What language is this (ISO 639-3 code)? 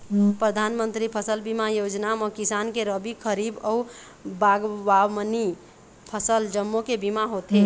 hne